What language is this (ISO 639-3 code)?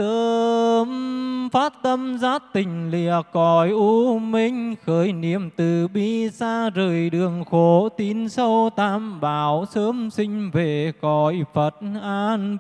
vie